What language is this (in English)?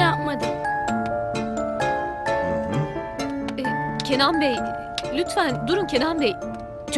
Turkish